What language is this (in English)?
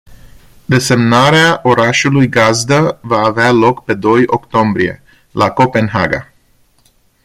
Romanian